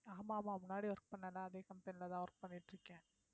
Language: Tamil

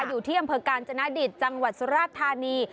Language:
Thai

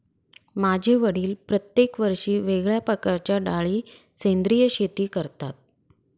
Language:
Marathi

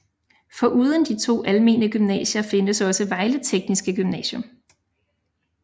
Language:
Danish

